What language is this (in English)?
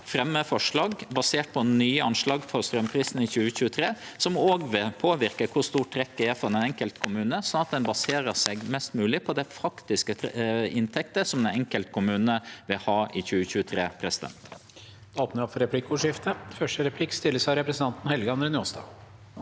Norwegian